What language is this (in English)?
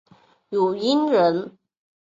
Chinese